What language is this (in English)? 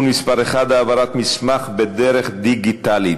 Hebrew